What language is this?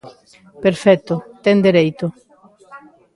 Galician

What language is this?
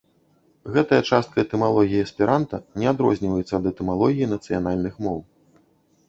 Belarusian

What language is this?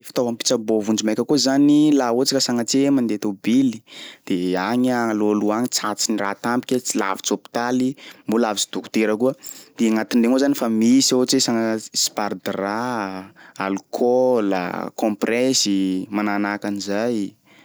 Sakalava Malagasy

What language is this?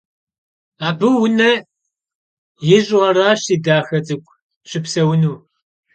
Kabardian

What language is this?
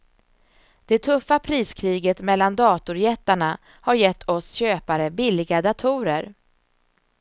Swedish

